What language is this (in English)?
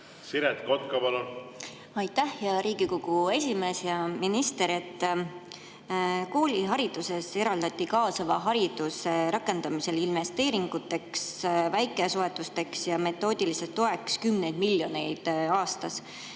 Estonian